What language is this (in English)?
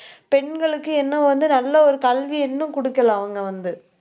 Tamil